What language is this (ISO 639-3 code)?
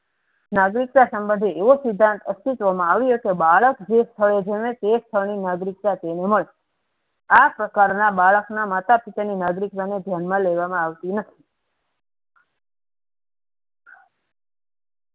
guj